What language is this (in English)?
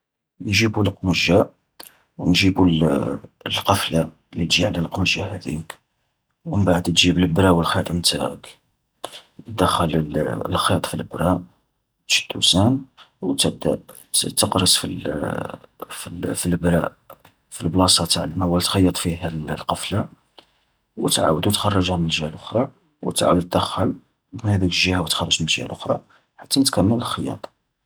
Algerian Arabic